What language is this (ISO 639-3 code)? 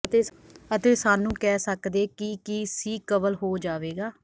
pan